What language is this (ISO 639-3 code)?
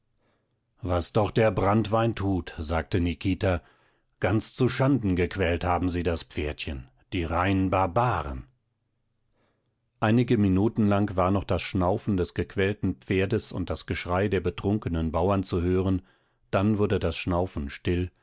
deu